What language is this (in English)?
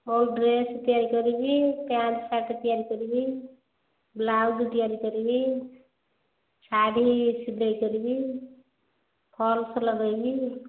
Odia